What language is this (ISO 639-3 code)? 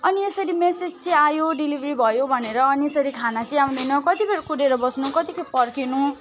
nep